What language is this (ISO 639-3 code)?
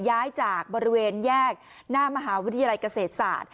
tha